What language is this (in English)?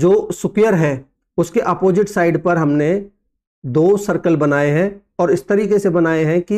Hindi